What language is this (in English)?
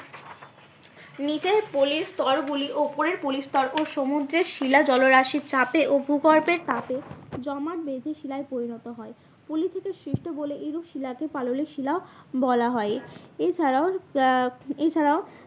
Bangla